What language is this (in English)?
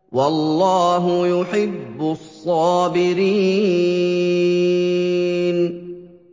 Arabic